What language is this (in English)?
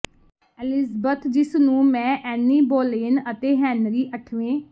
Punjabi